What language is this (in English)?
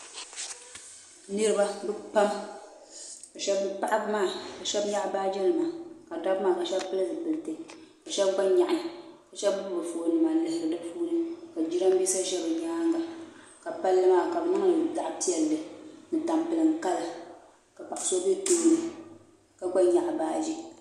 Dagbani